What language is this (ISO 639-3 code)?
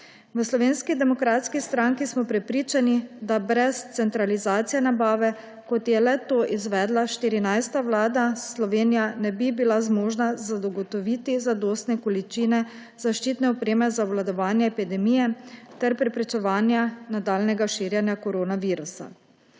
slv